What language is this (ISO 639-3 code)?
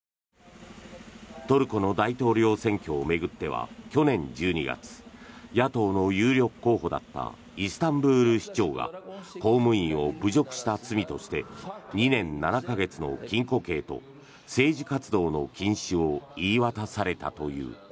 jpn